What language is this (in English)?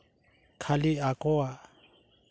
Santali